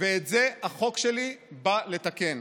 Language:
Hebrew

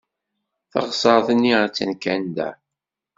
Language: Kabyle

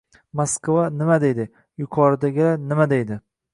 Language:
Uzbek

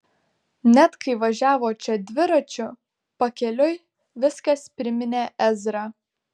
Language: Lithuanian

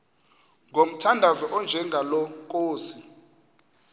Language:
Xhosa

